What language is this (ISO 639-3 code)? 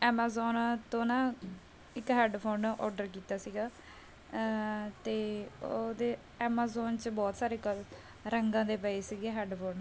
pan